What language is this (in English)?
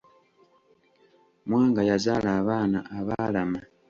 Ganda